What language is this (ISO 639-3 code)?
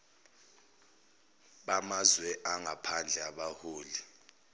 zul